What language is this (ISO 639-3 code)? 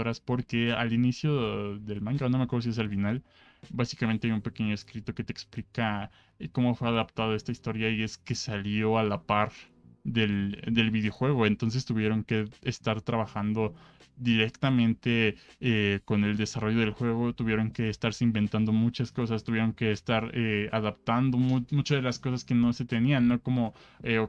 spa